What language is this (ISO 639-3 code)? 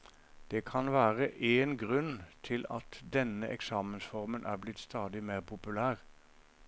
nor